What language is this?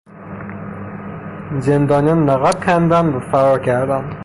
Persian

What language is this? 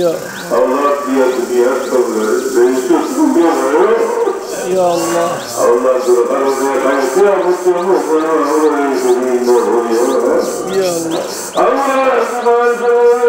Arabic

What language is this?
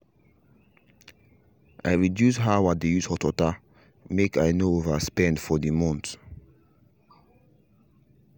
Nigerian Pidgin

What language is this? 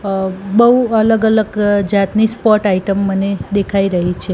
Gujarati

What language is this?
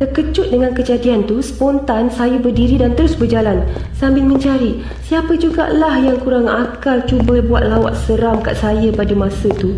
Malay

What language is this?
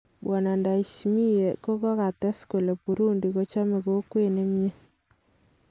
Kalenjin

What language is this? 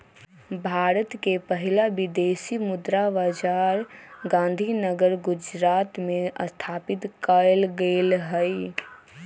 Magahi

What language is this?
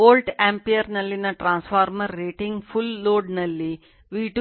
Kannada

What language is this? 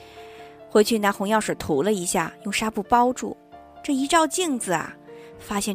Chinese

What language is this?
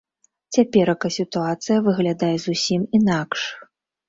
Belarusian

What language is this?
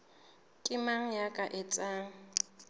Southern Sotho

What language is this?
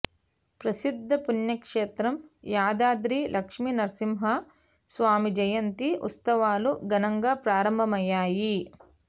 Telugu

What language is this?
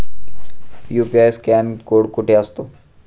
Marathi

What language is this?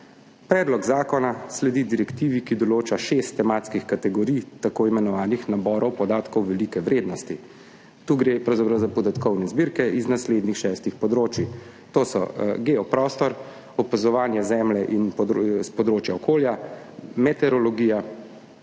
Slovenian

